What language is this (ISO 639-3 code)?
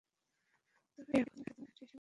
ben